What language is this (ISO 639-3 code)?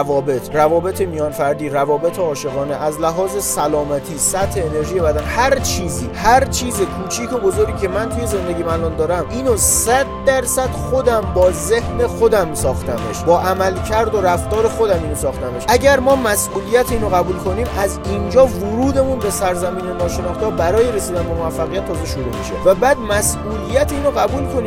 fas